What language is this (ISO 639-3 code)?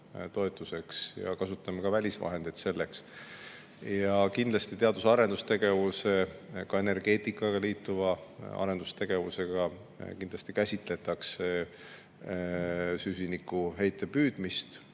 est